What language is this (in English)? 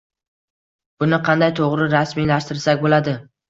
Uzbek